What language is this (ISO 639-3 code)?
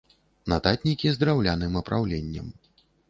bel